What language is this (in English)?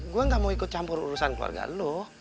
Indonesian